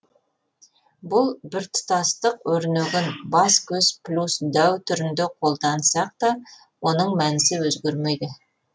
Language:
Kazakh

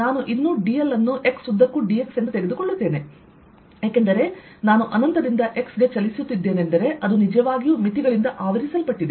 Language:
Kannada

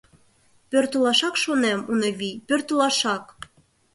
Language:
Mari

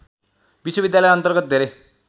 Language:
Nepali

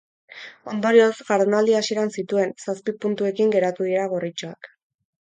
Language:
Basque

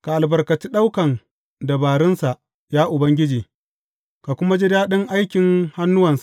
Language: Hausa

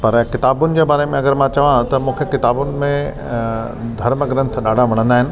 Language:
Sindhi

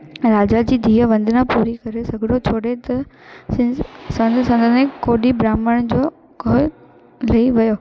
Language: Sindhi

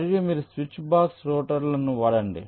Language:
Telugu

